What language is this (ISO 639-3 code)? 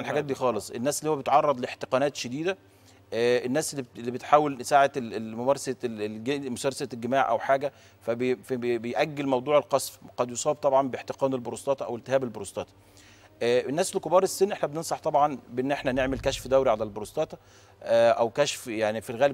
ara